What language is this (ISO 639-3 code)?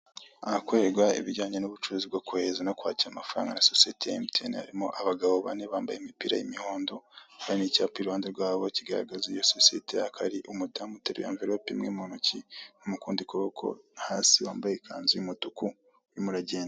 kin